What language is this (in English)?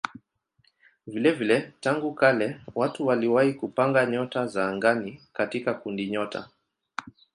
Swahili